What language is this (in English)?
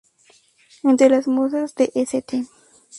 Spanish